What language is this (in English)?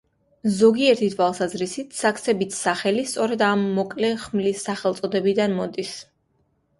Georgian